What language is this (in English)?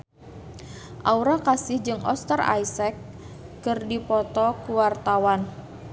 Sundanese